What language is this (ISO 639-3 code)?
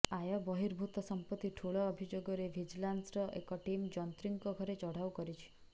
ori